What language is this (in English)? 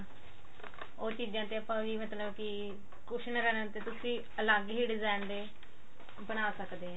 Punjabi